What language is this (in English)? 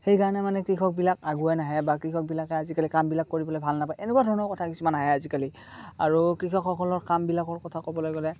Assamese